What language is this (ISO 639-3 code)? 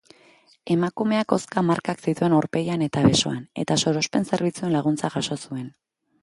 eus